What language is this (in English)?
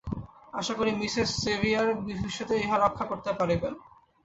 Bangla